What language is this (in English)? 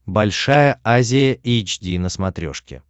Russian